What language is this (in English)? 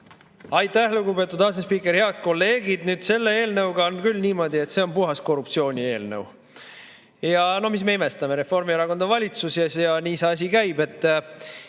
Estonian